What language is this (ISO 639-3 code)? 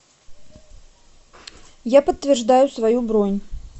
rus